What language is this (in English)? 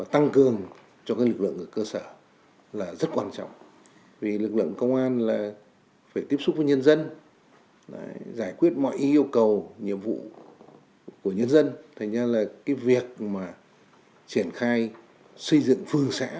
Vietnamese